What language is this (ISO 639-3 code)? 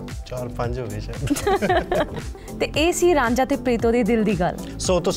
pan